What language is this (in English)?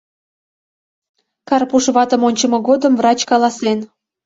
Mari